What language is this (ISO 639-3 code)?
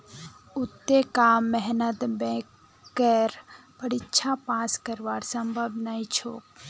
mag